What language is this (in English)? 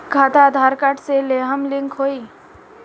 Bhojpuri